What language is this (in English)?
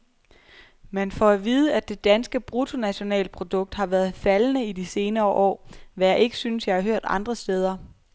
Danish